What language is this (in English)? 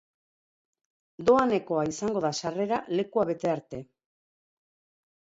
Basque